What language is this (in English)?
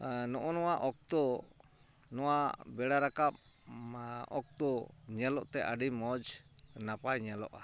Santali